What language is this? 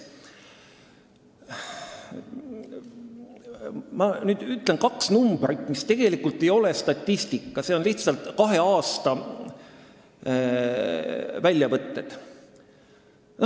Estonian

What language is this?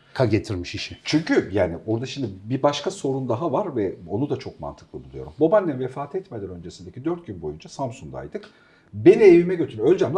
Turkish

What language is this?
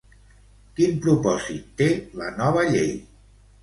Catalan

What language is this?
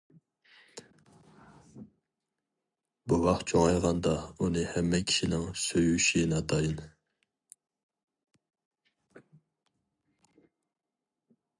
Uyghur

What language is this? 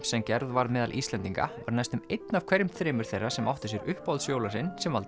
Icelandic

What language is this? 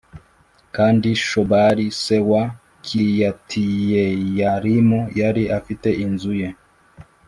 Kinyarwanda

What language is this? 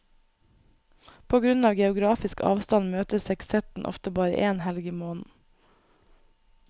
Norwegian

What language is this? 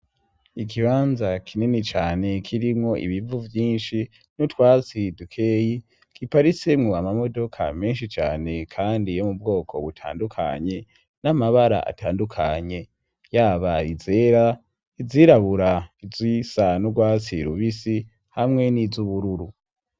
Rundi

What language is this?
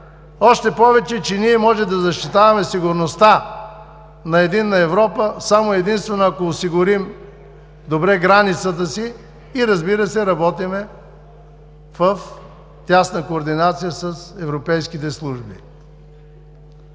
Bulgarian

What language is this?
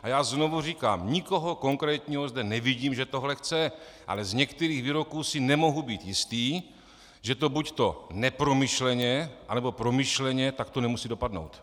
Czech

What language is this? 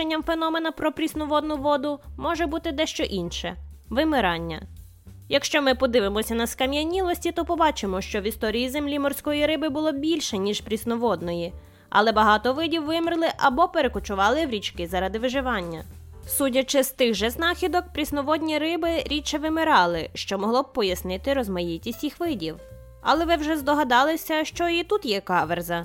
Ukrainian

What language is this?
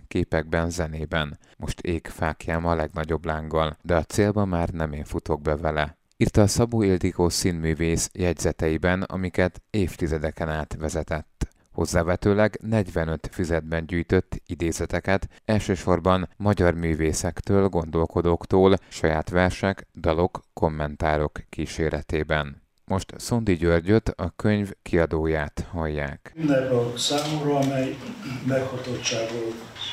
Hungarian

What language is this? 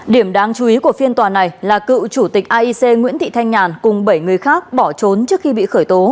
Vietnamese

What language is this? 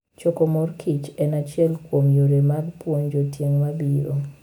Luo (Kenya and Tanzania)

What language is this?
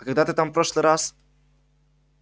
Russian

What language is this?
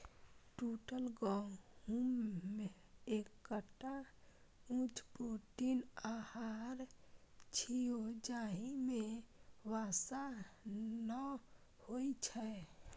Maithili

